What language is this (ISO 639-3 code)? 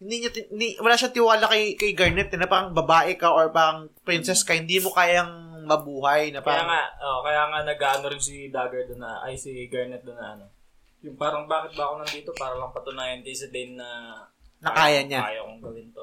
fil